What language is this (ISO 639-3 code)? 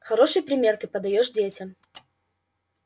rus